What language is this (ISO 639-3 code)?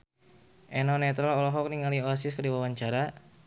sun